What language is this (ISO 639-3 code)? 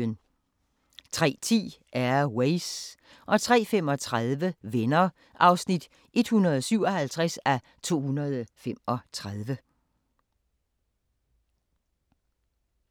dan